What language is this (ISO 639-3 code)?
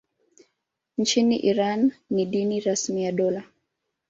swa